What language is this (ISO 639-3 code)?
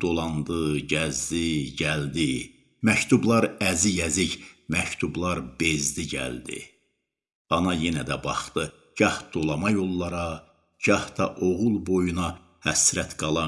tur